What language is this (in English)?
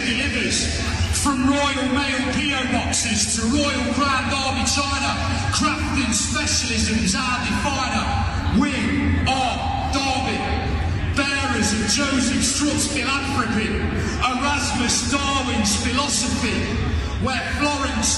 Persian